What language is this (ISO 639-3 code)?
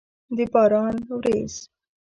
pus